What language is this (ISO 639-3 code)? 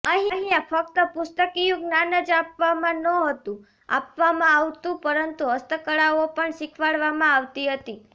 guj